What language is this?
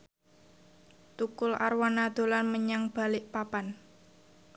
Javanese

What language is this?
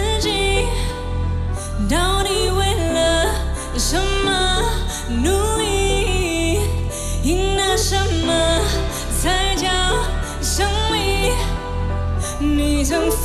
Chinese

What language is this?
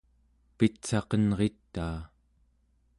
Central Yupik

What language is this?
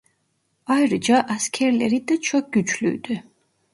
Turkish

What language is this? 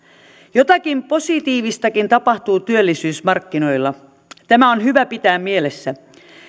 Finnish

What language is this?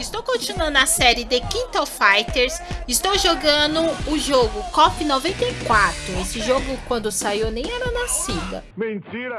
Portuguese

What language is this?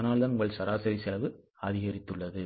Tamil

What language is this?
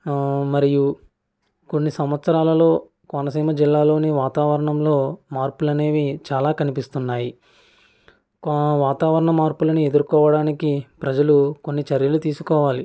Telugu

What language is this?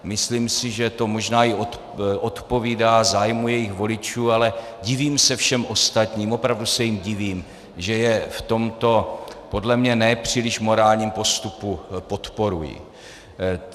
Czech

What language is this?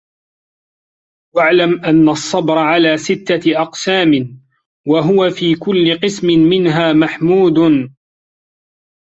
Arabic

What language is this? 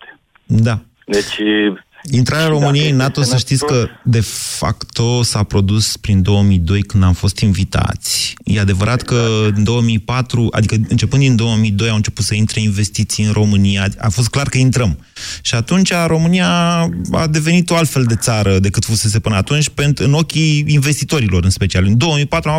Romanian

